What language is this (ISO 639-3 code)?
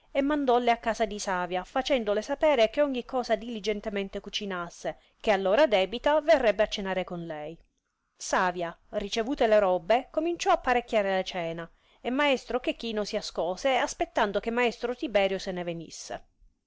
ita